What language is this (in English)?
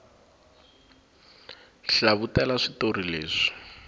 Tsonga